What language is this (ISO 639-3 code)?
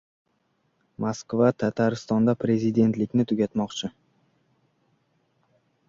uzb